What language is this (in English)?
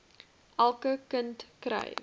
Afrikaans